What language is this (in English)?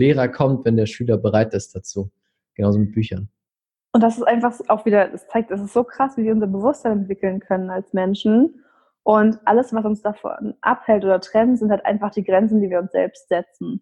German